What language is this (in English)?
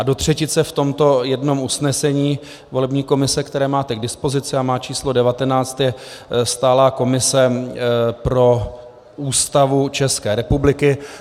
Czech